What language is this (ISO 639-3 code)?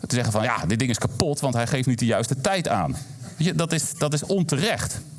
nld